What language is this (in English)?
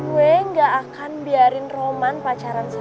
Indonesian